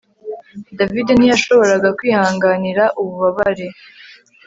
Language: Kinyarwanda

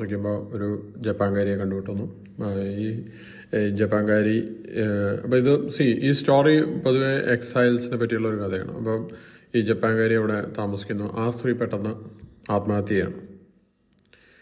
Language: Malayalam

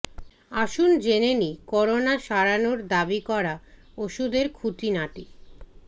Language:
Bangla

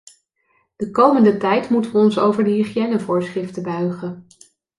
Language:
Dutch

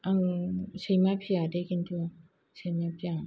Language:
Bodo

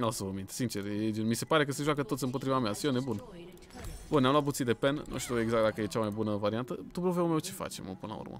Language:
Romanian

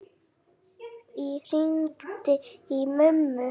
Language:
Icelandic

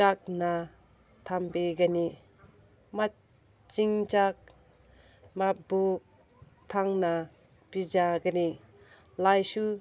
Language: Manipuri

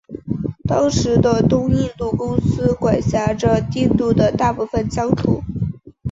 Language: Chinese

